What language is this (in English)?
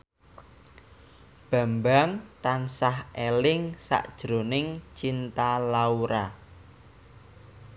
Javanese